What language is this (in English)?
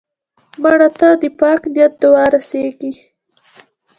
Pashto